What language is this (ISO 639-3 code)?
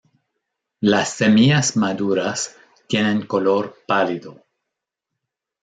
spa